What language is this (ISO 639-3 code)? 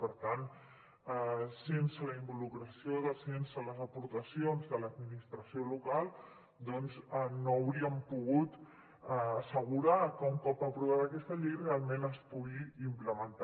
cat